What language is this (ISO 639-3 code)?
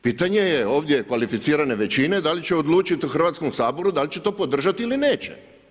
hrv